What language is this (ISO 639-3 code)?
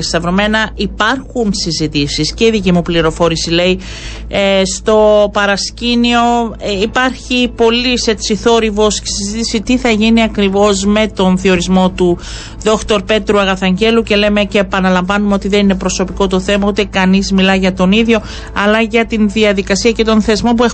ell